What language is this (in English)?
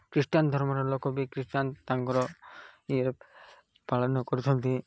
Odia